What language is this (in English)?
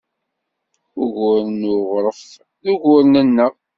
Kabyle